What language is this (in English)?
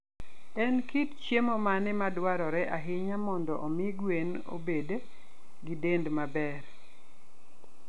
Luo (Kenya and Tanzania)